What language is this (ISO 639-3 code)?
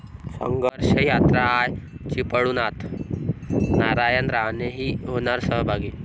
mar